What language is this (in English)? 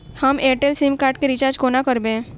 Maithili